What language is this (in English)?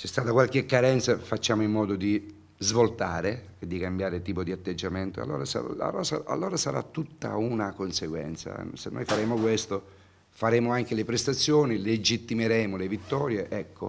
Italian